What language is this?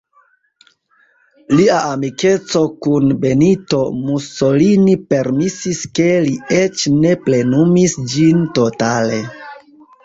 Esperanto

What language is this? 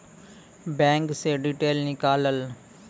Maithili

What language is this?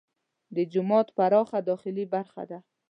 Pashto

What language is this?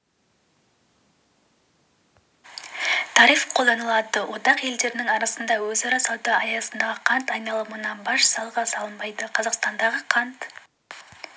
Kazakh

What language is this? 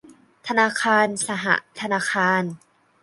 Thai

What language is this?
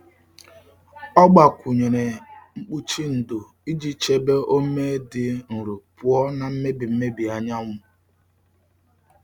Igbo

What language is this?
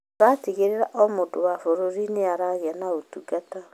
Kikuyu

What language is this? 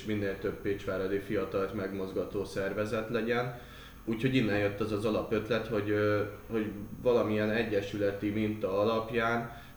Hungarian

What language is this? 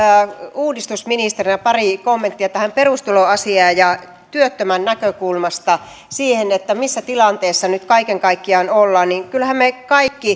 Finnish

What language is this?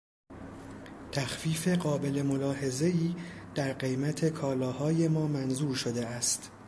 Persian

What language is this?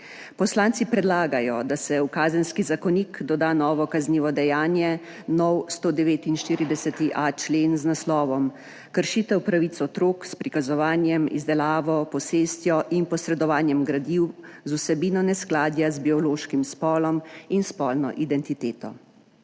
Slovenian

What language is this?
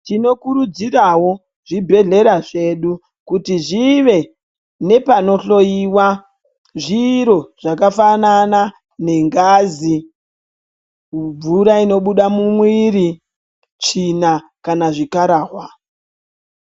Ndau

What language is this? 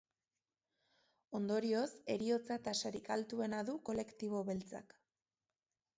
Basque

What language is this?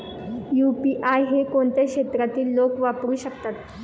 Marathi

